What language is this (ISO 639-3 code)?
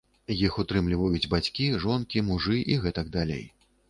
bel